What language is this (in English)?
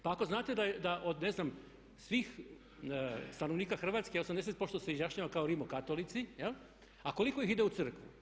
Croatian